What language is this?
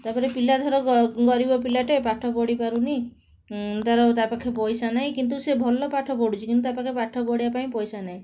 Odia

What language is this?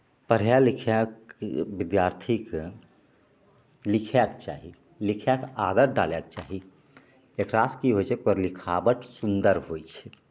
Maithili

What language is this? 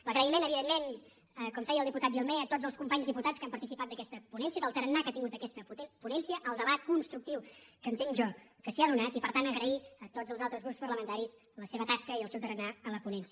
Catalan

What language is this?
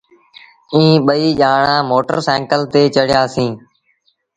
Sindhi Bhil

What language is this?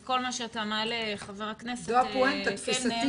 Hebrew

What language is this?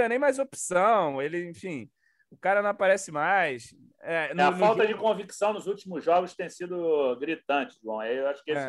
Portuguese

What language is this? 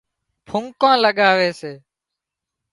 Wadiyara Koli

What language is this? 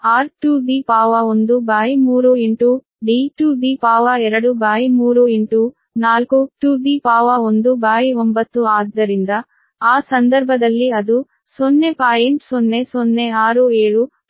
Kannada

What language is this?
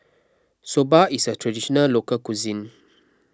English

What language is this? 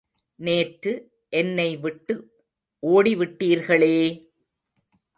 Tamil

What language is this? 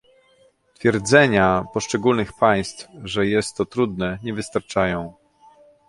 Polish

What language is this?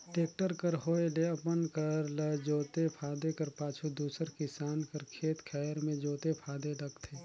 Chhattisgarhi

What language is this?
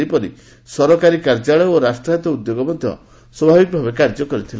Odia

